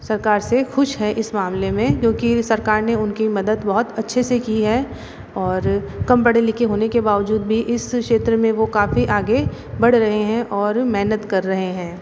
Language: Hindi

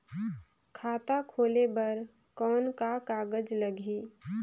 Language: Chhattisgarhi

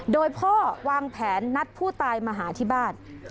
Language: Thai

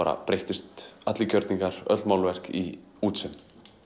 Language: Icelandic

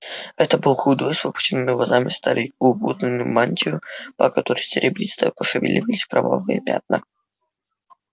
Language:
Russian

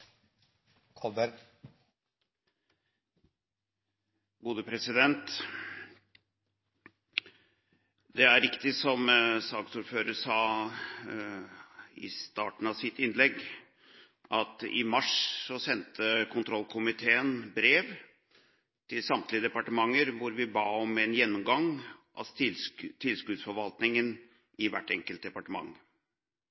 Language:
Norwegian Bokmål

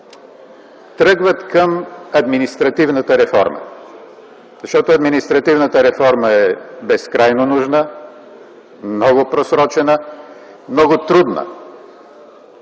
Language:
Bulgarian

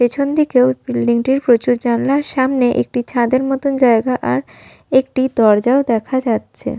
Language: Bangla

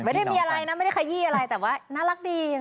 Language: Thai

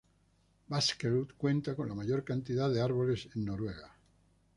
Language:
Spanish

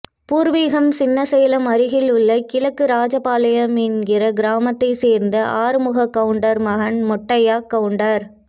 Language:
Tamil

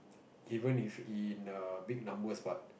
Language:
English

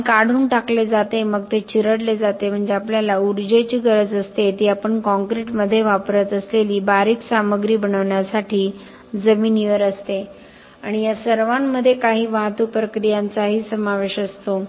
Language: Marathi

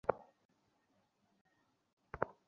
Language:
Bangla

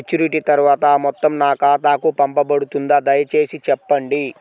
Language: Telugu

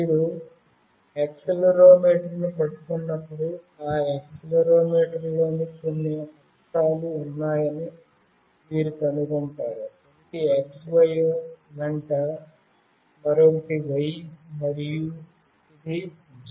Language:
Telugu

